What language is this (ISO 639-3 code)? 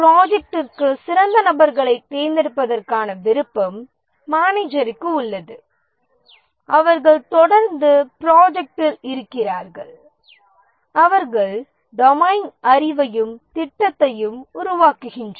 tam